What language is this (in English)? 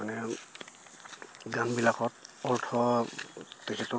Assamese